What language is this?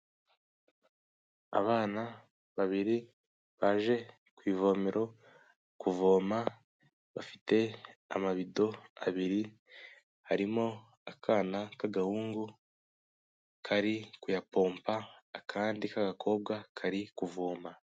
Kinyarwanda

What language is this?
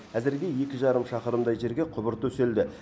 Kazakh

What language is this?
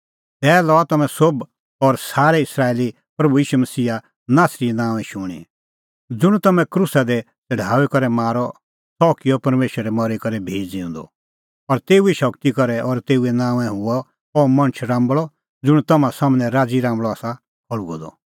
Kullu Pahari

